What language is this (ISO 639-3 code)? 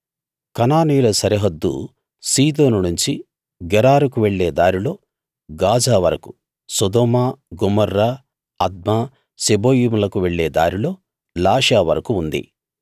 tel